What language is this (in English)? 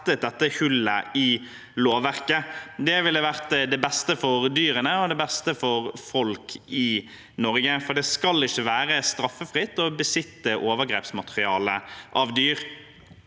Norwegian